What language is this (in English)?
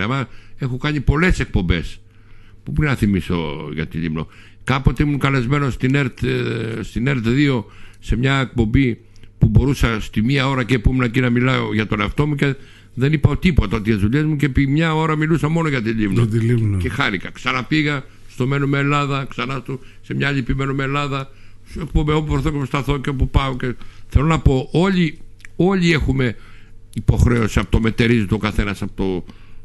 Greek